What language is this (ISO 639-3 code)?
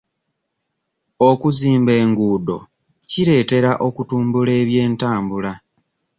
lug